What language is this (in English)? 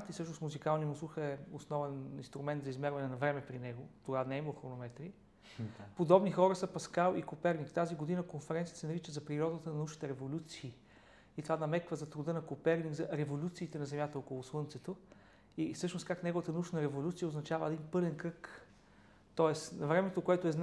Bulgarian